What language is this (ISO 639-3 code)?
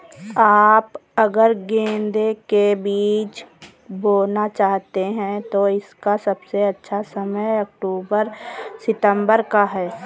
hin